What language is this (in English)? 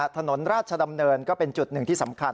Thai